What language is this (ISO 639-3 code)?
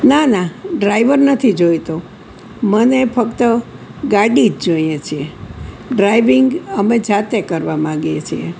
guj